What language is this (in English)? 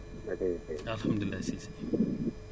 Wolof